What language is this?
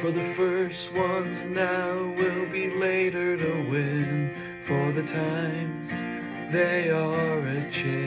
English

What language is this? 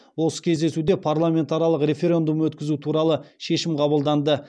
Kazakh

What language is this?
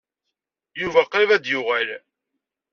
Kabyle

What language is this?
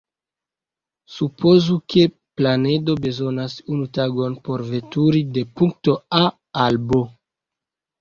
Esperanto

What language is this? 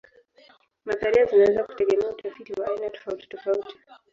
Swahili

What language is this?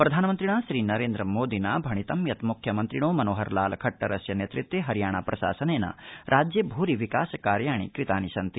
Sanskrit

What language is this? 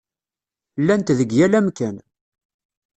Kabyle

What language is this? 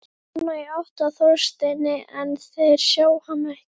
Icelandic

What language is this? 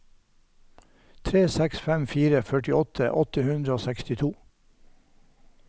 Norwegian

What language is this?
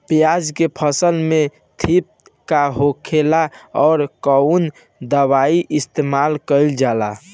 Bhojpuri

